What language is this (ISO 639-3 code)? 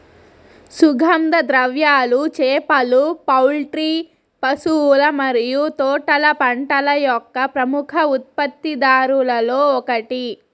tel